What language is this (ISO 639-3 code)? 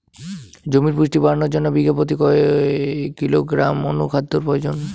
ben